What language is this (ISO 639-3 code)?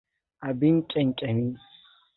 hau